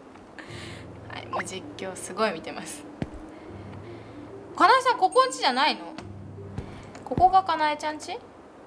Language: Japanese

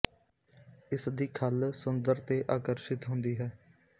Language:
Punjabi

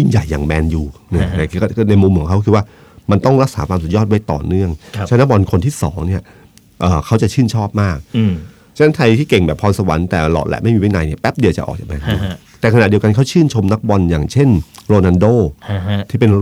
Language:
Thai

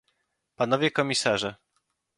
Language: Polish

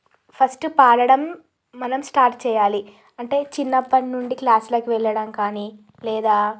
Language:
Telugu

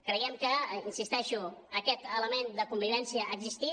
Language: Catalan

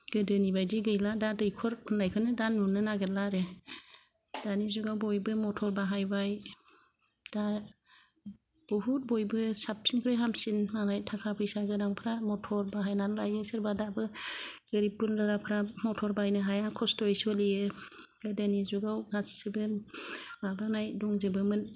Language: Bodo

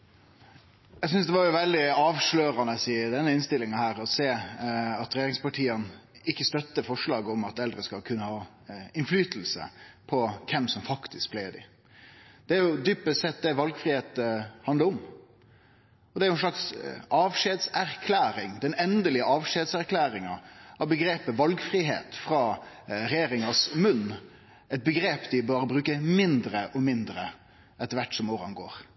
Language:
Norwegian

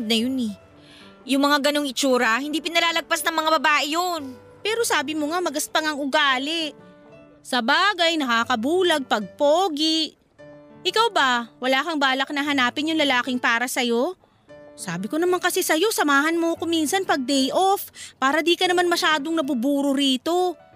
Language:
Filipino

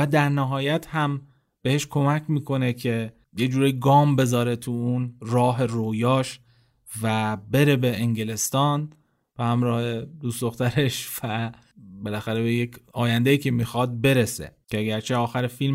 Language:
Persian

